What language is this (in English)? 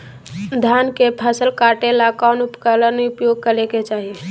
Magahi